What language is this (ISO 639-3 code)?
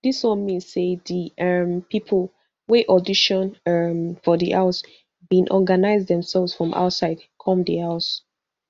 pcm